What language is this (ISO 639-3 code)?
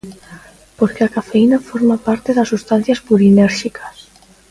glg